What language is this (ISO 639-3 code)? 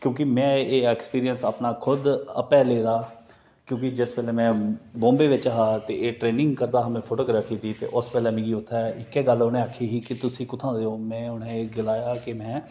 doi